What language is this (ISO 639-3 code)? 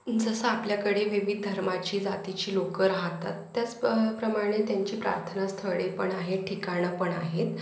mar